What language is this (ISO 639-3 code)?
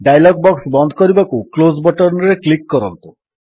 ori